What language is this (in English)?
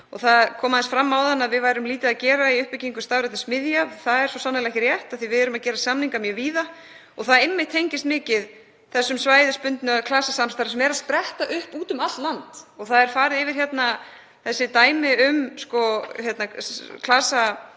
Icelandic